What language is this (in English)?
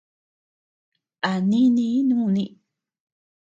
Tepeuxila Cuicatec